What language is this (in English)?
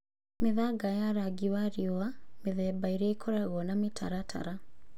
Kikuyu